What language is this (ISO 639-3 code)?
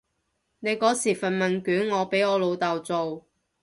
yue